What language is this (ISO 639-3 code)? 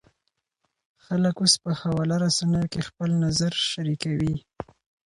pus